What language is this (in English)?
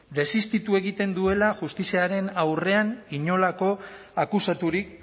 Basque